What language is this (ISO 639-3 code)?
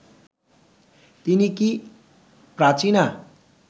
ben